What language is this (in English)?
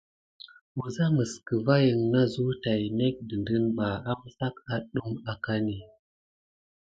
Gidar